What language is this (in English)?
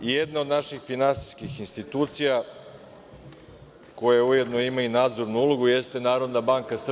Serbian